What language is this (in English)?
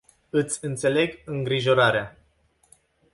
Romanian